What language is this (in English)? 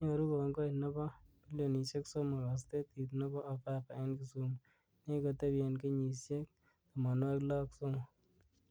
Kalenjin